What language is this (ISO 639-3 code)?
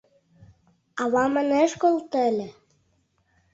chm